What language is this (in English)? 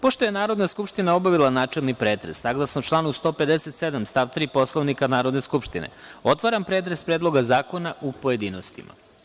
Serbian